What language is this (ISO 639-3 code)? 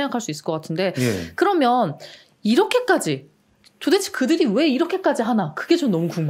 kor